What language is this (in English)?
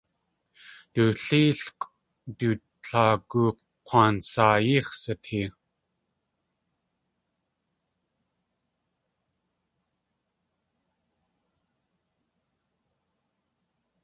Tlingit